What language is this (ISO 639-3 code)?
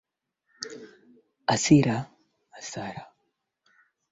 swa